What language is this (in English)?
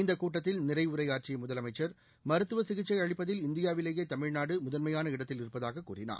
Tamil